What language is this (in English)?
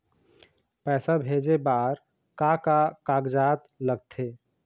Chhattisgarhi